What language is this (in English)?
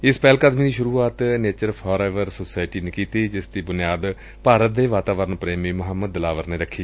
Punjabi